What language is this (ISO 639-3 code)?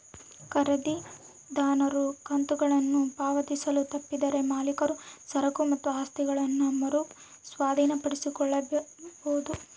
kan